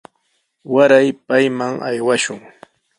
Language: Sihuas Ancash Quechua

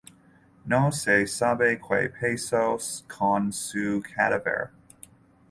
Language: Spanish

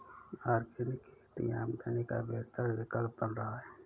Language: Hindi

